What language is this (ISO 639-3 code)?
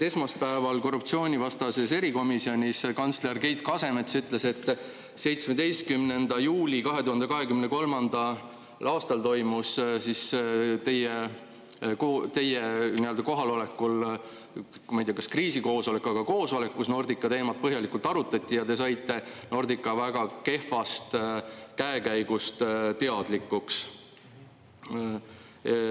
est